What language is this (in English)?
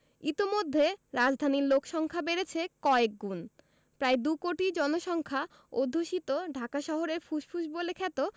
Bangla